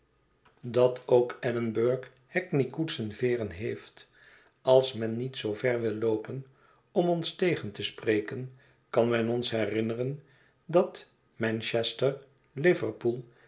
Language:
Dutch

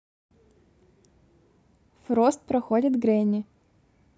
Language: Russian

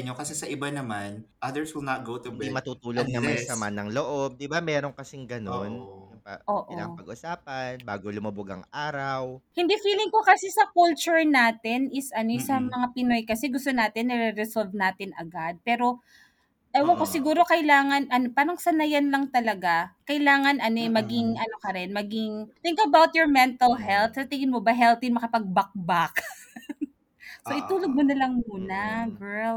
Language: Filipino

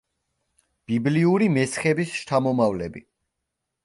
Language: Georgian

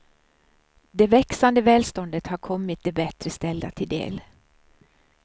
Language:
Swedish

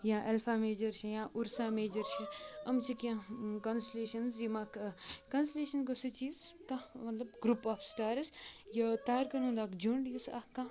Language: Kashmiri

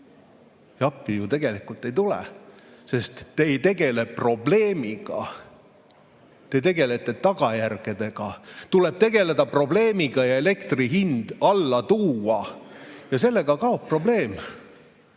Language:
Estonian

